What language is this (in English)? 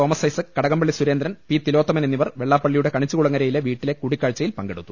Malayalam